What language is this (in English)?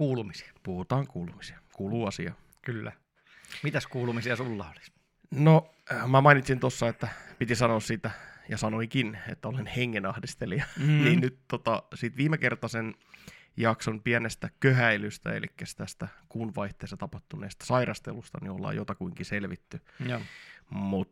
Finnish